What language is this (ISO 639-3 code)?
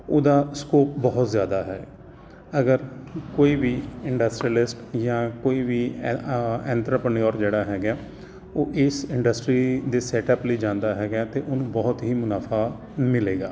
pan